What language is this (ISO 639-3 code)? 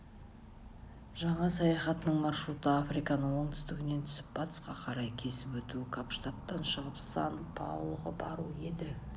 kaz